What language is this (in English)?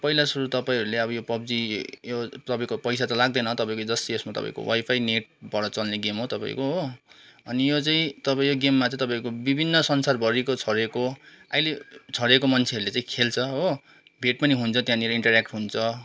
Nepali